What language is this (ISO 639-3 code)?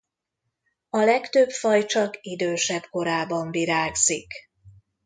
hun